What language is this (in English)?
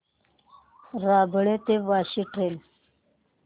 Marathi